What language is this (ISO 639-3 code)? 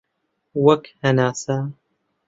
ckb